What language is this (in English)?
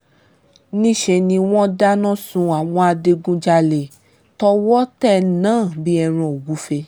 Yoruba